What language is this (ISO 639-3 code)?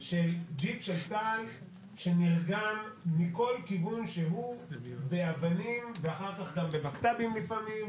heb